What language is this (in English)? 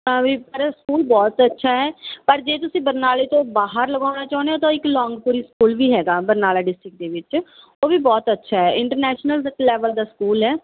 Punjabi